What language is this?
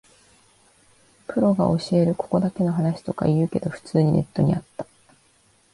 Japanese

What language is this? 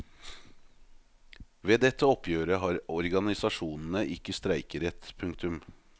Norwegian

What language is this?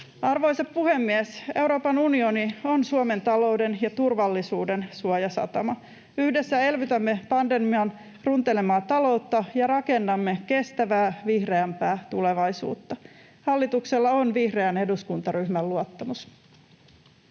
Finnish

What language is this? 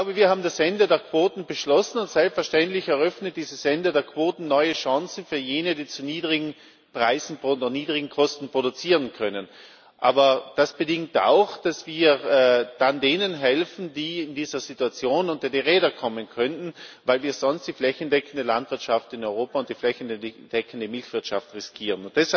German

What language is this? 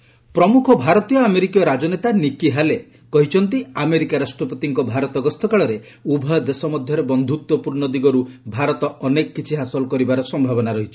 Odia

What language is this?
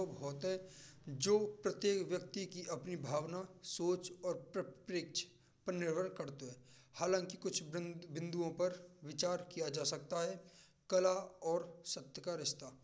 Braj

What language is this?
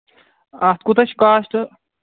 Kashmiri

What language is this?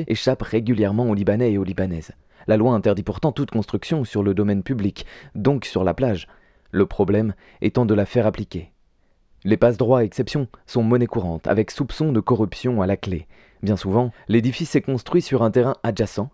French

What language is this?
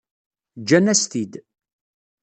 Kabyle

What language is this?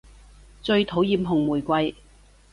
Cantonese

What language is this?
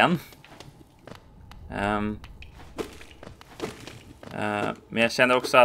Swedish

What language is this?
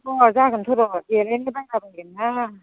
Bodo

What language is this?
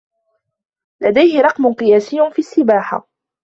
Arabic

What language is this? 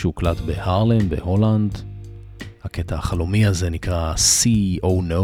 Hebrew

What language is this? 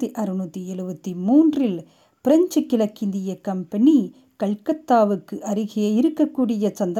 Tamil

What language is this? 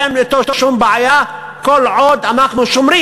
Hebrew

